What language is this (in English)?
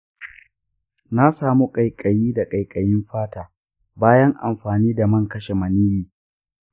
Hausa